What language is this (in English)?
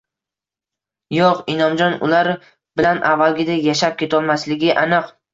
Uzbek